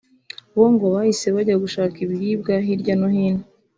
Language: Kinyarwanda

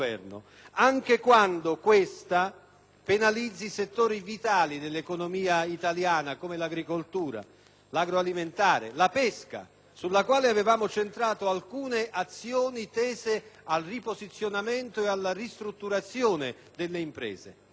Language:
Italian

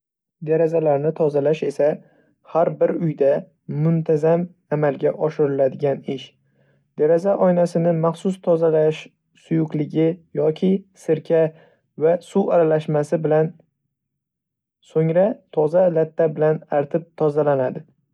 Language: Uzbek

